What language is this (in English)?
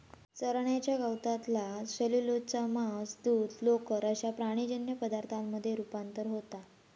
Marathi